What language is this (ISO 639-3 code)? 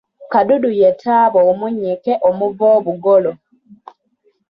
lug